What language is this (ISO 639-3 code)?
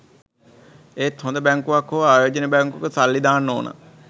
sin